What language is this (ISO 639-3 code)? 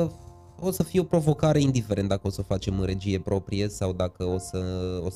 ron